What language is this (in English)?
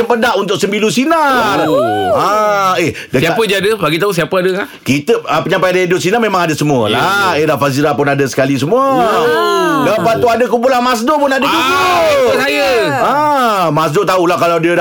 Malay